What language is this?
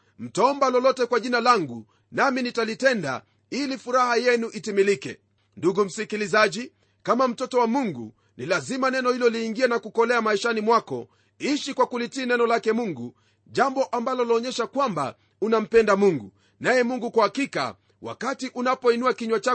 Swahili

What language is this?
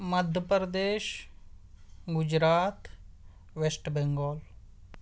Urdu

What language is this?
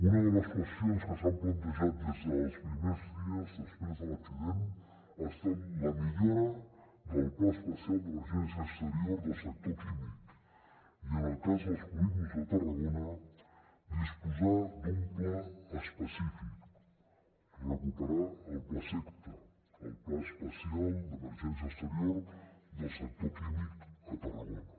Catalan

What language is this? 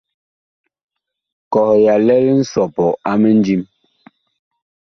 Bakoko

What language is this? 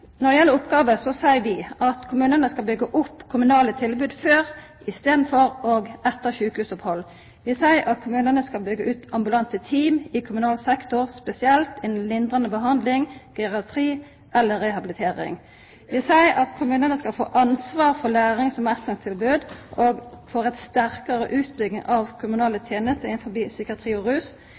Norwegian Nynorsk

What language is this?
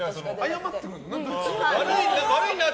Japanese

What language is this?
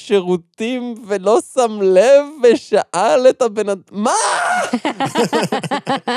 Hebrew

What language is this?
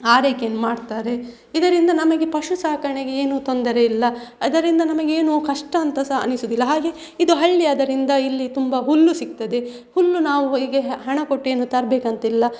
Kannada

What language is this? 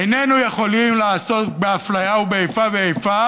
Hebrew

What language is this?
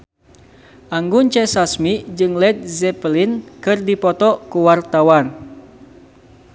Sundanese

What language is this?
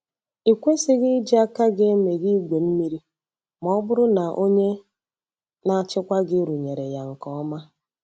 Igbo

